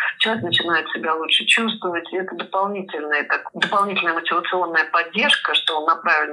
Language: Russian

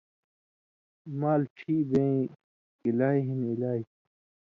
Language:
Indus Kohistani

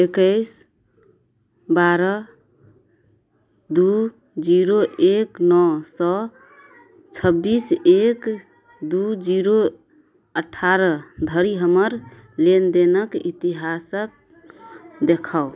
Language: Maithili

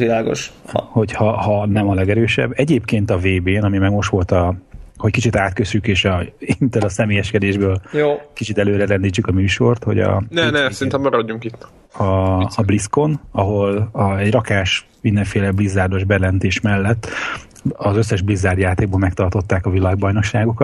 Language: Hungarian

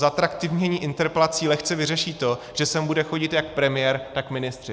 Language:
Czech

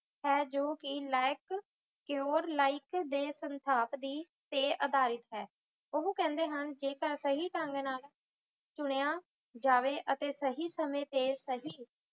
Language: Punjabi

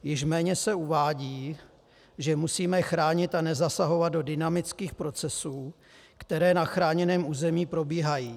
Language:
Czech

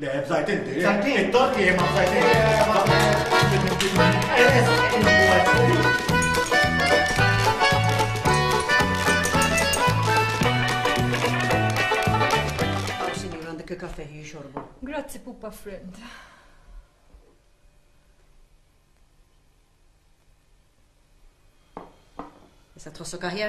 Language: Arabic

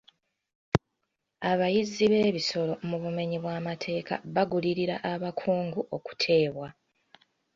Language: Ganda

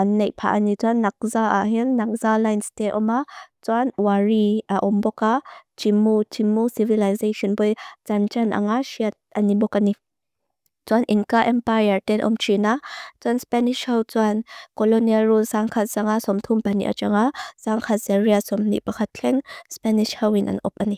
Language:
Mizo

